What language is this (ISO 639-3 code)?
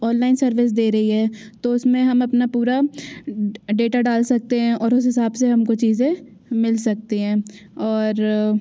hin